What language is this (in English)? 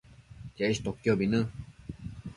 Matsés